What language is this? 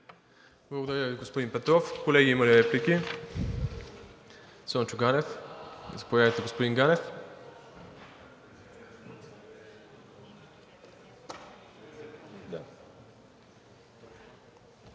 Bulgarian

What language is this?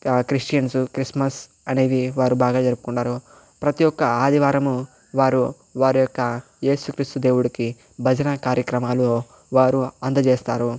Telugu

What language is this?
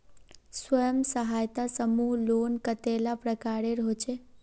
Magahi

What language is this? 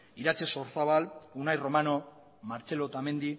Basque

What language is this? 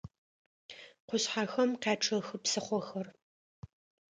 Adyghe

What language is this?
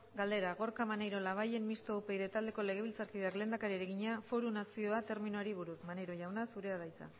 Basque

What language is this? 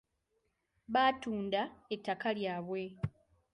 Ganda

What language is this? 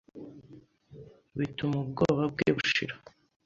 Kinyarwanda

